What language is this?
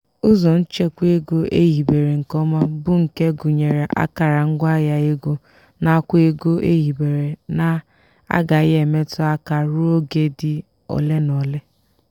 Igbo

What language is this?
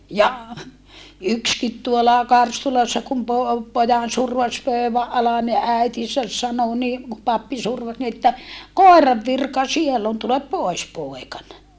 Finnish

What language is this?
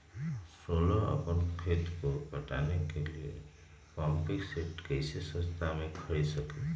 Magahi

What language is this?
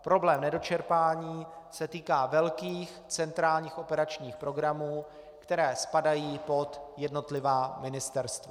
Czech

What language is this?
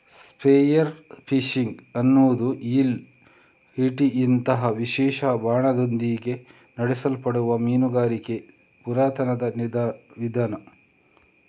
Kannada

